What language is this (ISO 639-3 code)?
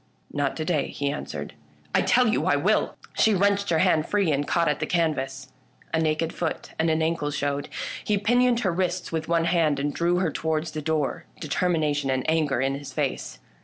eng